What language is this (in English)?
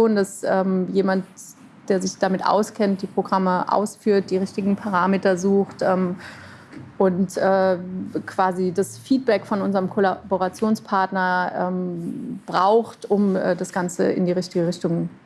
German